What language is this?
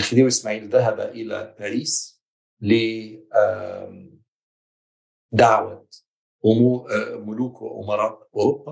Arabic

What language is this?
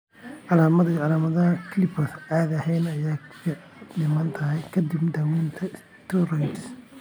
Somali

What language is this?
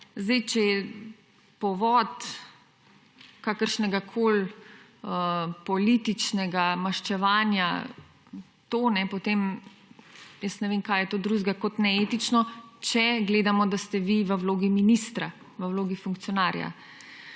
Slovenian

